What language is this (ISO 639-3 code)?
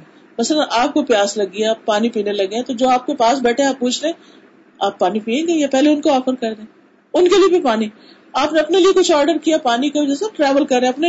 urd